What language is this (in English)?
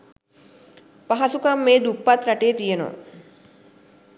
Sinhala